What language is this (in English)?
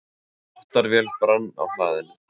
Icelandic